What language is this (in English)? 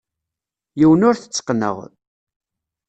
Kabyle